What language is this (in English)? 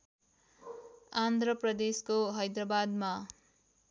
Nepali